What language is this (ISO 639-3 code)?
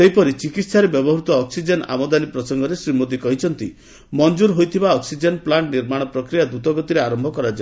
ori